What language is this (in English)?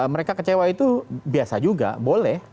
Indonesian